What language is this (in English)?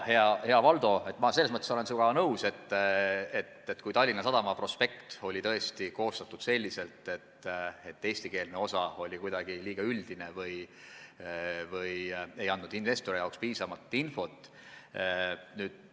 Estonian